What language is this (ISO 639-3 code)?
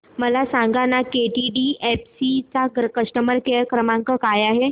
mar